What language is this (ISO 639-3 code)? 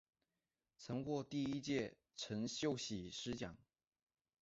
zho